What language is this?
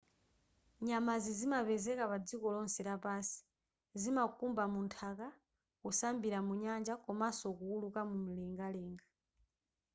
Nyanja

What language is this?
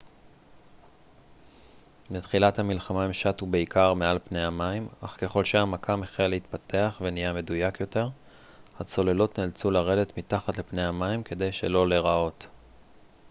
Hebrew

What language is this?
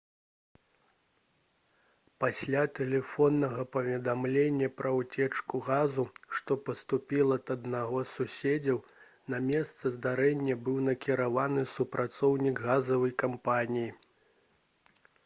Belarusian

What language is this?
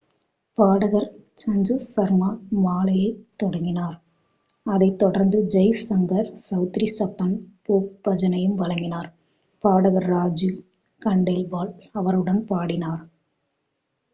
Tamil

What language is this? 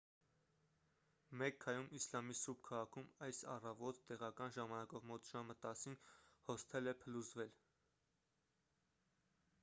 Armenian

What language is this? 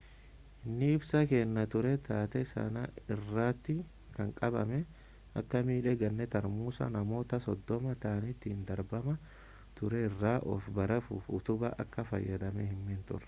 Oromo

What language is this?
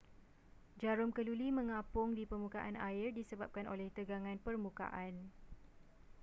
Malay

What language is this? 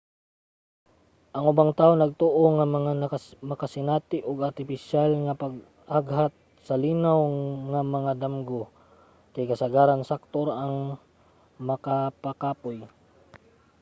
Cebuano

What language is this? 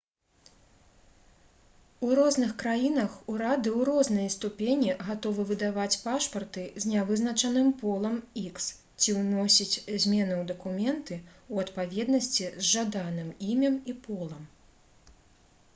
Belarusian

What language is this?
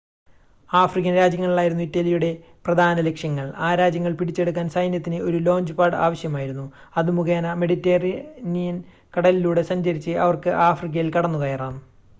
Malayalam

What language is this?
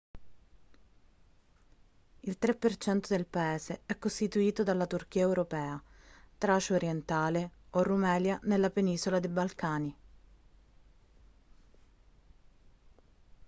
Italian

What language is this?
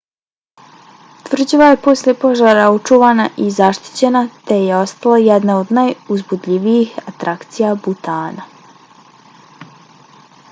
Bosnian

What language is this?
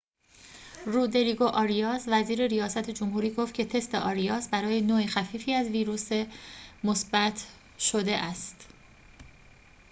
Persian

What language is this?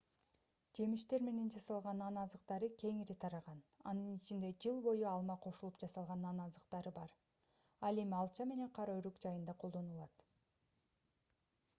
Kyrgyz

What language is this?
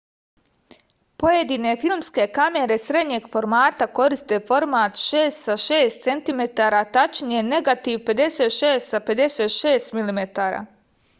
Serbian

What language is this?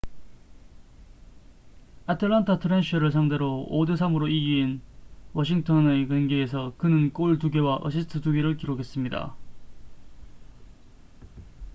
Korean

